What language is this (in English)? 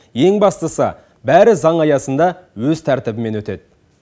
Kazakh